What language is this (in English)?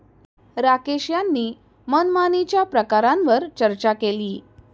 Marathi